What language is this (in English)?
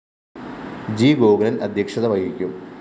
Malayalam